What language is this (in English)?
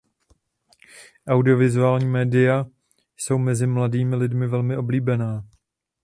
Czech